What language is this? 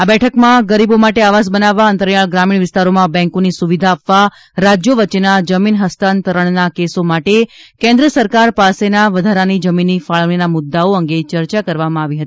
Gujarati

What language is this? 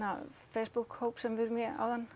Icelandic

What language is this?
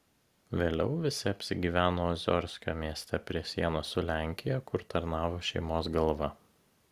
Lithuanian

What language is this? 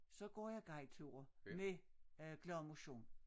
Danish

